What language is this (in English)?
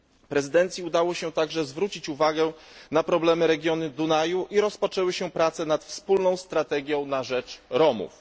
Polish